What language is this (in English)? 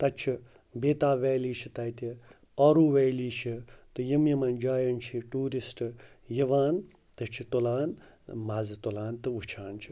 Kashmiri